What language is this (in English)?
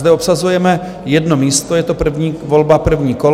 Czech